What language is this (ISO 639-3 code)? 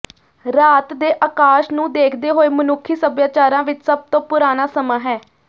pan